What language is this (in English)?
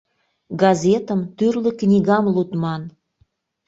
Mari